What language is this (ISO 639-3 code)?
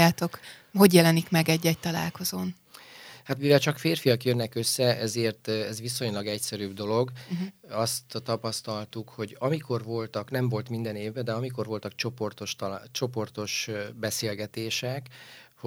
hun